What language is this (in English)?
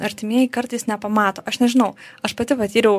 Lithuanian